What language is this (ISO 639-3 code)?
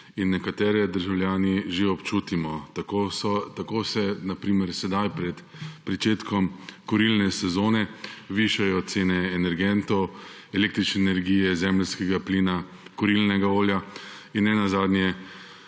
slv